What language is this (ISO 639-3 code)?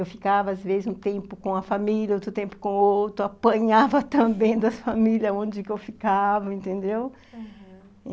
por